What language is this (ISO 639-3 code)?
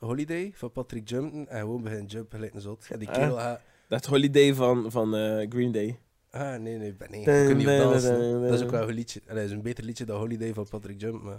nld